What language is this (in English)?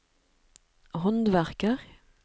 Norwegian